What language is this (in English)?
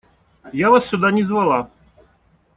Russian